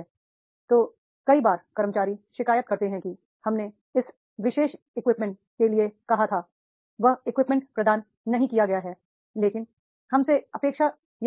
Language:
Hindi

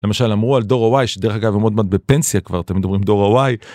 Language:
Hebrew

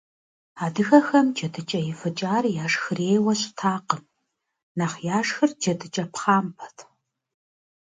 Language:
Kabardian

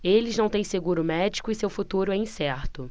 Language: Portuguese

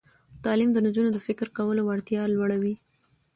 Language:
Pashto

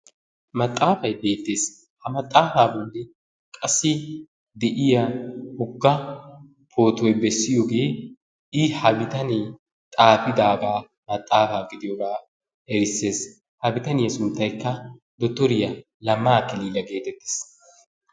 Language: Wolaytta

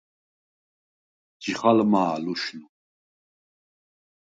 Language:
Svan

